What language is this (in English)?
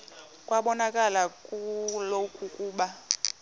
Xhosa